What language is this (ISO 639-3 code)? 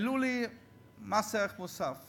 heb